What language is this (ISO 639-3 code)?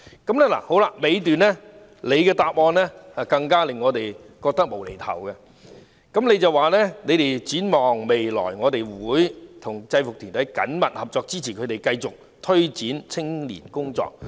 yue